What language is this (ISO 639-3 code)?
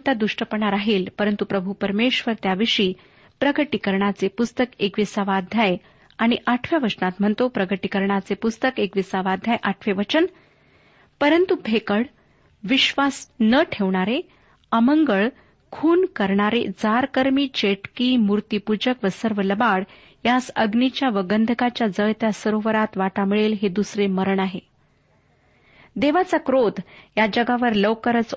mar